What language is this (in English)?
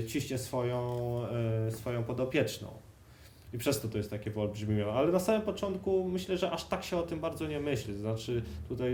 Polish